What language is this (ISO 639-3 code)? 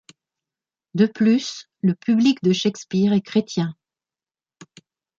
fra